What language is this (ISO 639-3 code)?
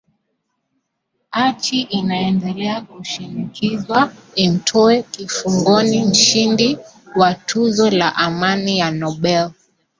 swa